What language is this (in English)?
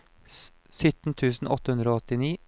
Norwegian